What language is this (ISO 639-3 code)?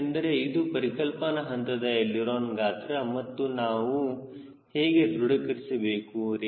kan